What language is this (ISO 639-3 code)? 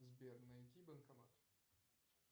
rus